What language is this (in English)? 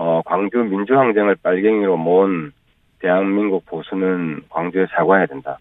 Korean